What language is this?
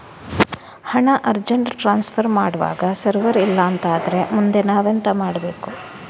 Kannada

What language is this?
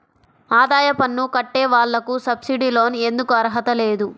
Telugu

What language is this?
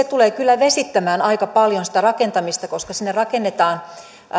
Finnish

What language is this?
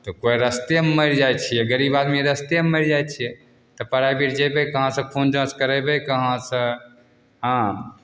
Maithili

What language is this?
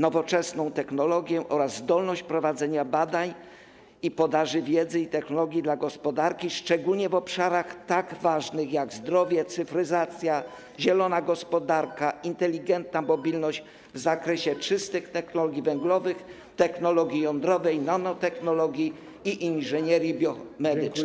Polish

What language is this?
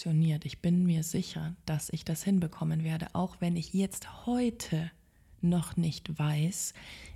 German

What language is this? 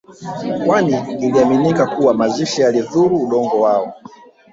Swahili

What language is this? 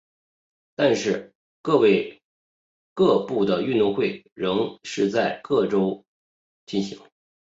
Chinese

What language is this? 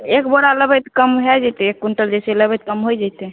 Maithili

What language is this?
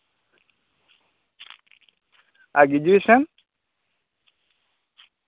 Santali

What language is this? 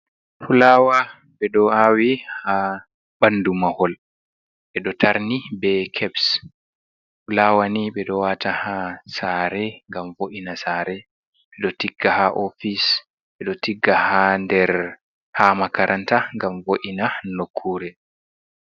Fula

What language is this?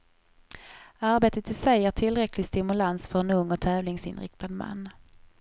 Swedish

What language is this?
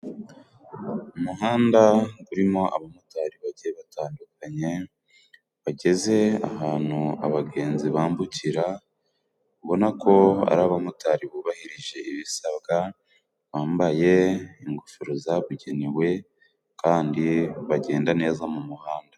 Kinyarwanda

